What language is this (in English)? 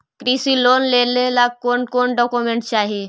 Magahi